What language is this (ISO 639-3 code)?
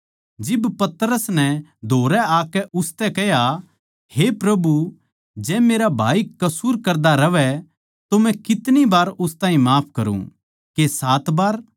bgc